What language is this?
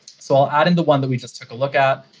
English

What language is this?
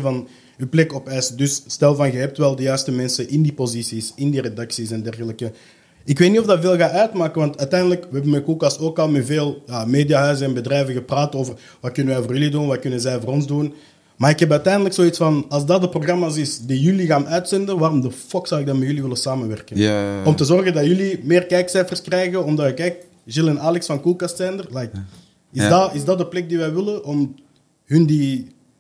Dutch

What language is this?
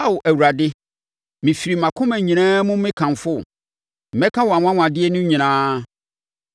Akan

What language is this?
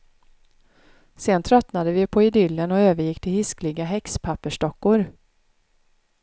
Swedish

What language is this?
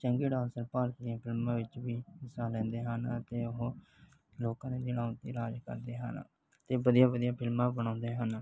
Punjabi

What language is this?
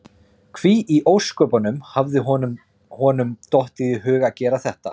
Icelandic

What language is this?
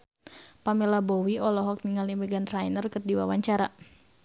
Sundanese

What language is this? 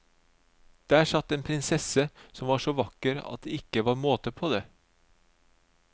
Norwegian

